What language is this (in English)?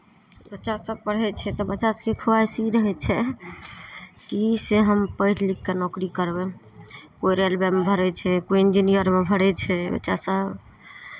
Maithili